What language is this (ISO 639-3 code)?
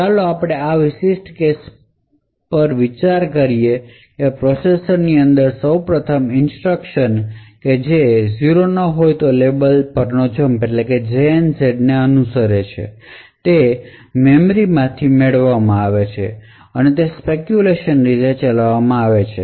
guj